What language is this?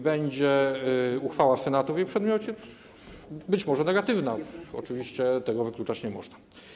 Polish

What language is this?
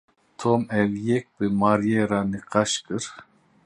Kurdish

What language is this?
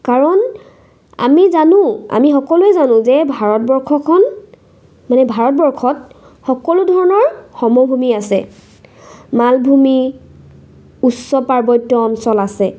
Assamese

